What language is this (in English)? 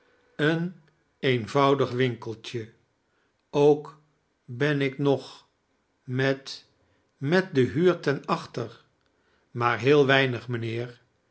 Dutch